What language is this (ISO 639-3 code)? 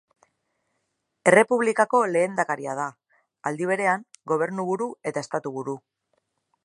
eus